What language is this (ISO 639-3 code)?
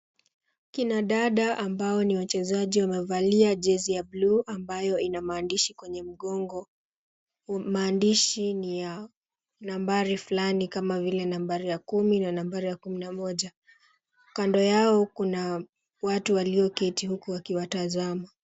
swa